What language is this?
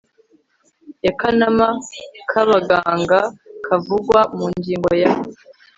Kinyarwanda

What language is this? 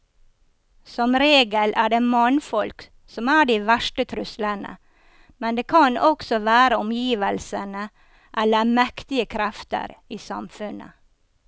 Norwegian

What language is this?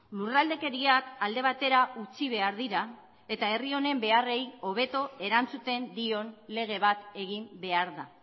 Basque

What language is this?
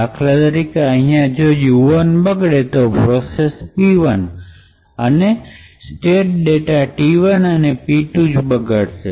Gujarati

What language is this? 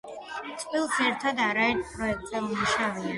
Georgian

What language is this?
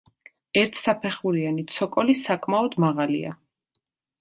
Georgian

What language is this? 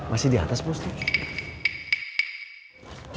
Indonesian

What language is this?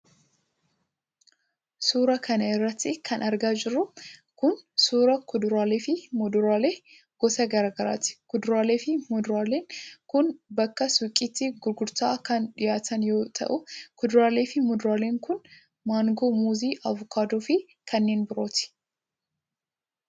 Oromo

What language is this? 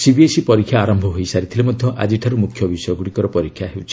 Odia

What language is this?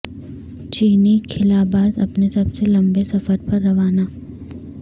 Urdu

